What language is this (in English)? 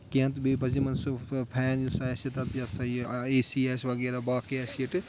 Kashmiri